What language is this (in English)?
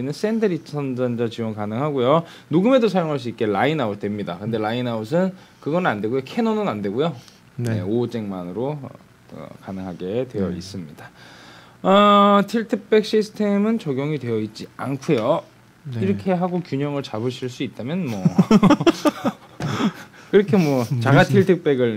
Korean